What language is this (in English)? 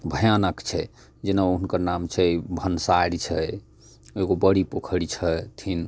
Maithili